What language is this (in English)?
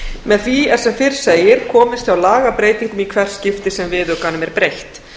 Icelandic